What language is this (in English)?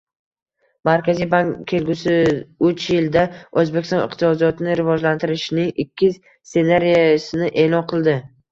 Uzbek